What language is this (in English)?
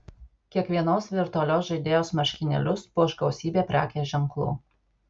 Lithuanian